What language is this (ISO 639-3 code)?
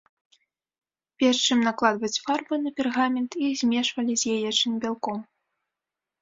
bel